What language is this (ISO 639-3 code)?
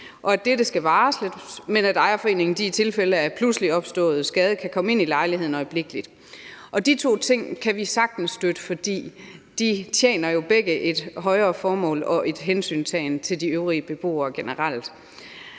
dan